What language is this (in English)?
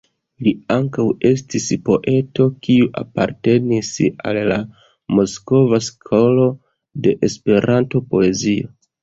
Esperanto